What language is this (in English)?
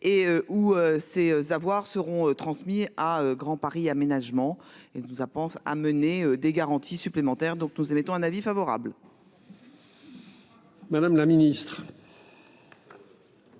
French